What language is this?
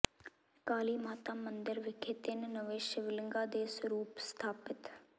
Punjabi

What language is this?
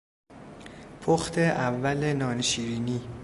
Persian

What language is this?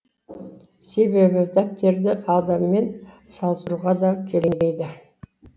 Kazakh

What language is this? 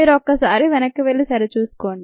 Telugu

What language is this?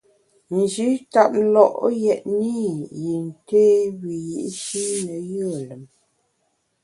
Bamun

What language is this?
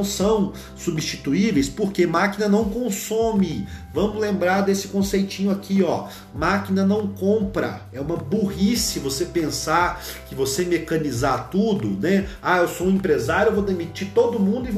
Portuguese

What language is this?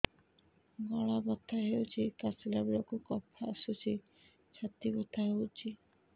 Odia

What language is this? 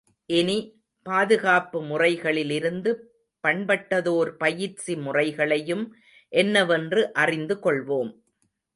Tamil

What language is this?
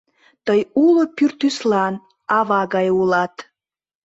Mari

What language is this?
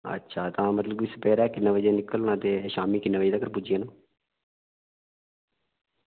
Dogri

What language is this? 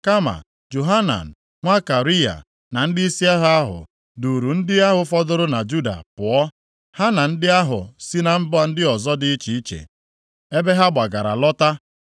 Igbo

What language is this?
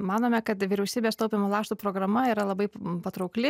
Lithuanian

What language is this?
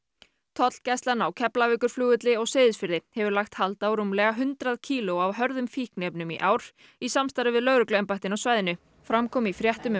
Icelandic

